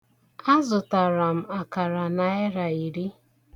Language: Igbo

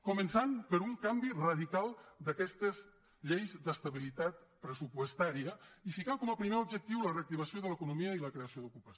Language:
Catalan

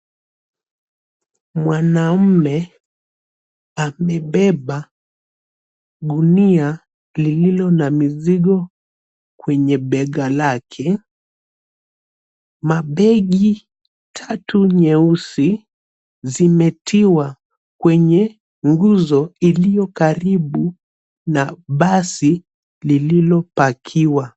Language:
Swahili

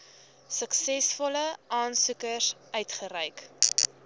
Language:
Afrikaans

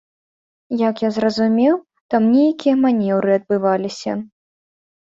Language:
Belarusian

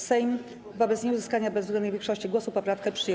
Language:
Polish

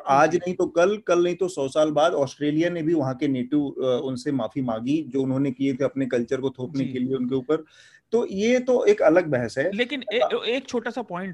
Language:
Hindi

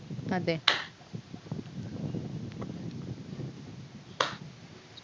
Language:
Malayalam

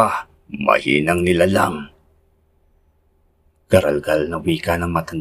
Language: Filipino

